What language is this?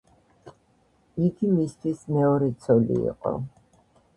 Georgian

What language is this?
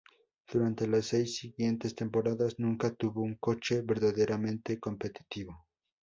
Spanish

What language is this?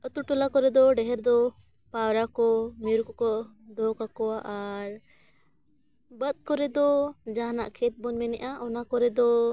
Santali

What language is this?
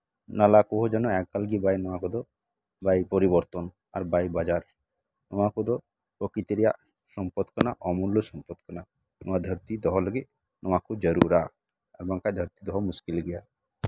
Santali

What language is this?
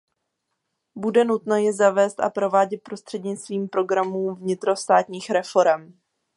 Czech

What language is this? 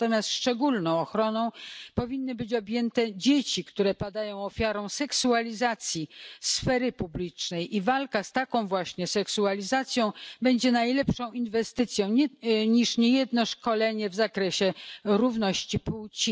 Polish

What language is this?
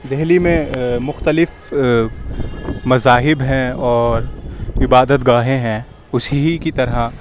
Urdu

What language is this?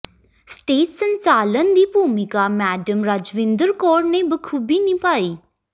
Punjabi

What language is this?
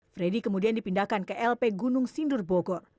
Indonesian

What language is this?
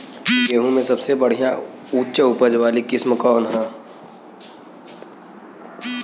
Bhojpuri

